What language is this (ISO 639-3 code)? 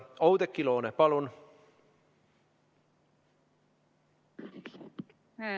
est